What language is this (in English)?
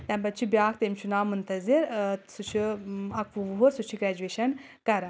Kashmiri